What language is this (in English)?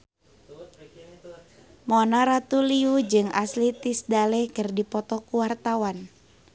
Sundanese